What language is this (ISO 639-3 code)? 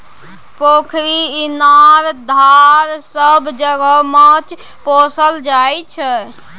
mai